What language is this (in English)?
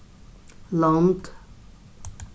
Faroese